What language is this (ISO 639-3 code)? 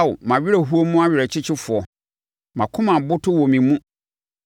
aka